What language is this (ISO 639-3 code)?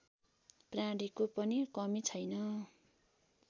nep